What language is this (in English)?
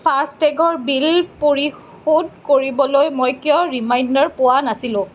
Assamese